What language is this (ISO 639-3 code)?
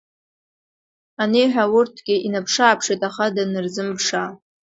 abk